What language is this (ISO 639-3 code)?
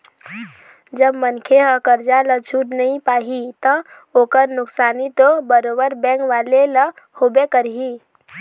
hne